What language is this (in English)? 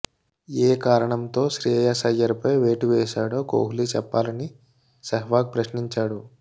Telugu